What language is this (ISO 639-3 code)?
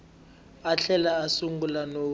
tso